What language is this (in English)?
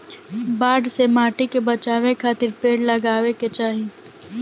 Bhojpuri